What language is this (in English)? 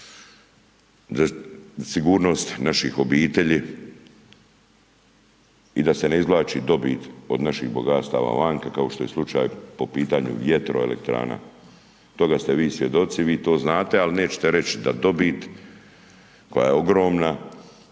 Croatian